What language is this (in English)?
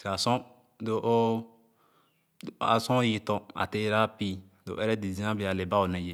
Khana